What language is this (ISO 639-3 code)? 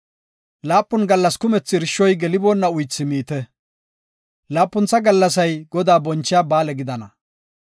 gof